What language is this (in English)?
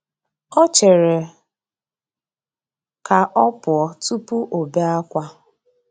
Igbo